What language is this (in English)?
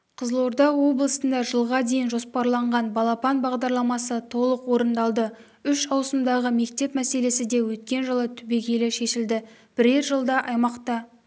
Kazakh